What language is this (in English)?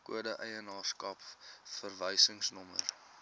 Afrikaans